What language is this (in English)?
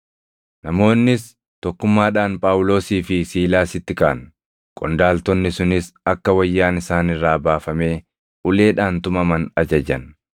Oromo